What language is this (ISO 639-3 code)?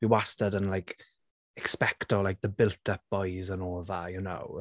cym